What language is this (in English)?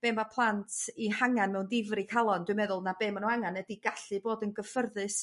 Welsh